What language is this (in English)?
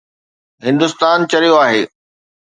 Sindhi